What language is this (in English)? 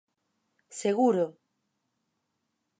Galician